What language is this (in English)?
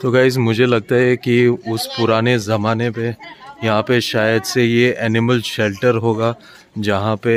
Hindi